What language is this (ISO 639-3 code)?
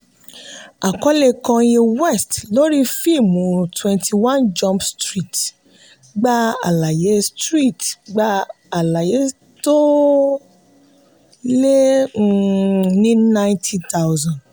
yor